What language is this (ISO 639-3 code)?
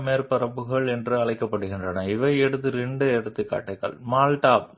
tel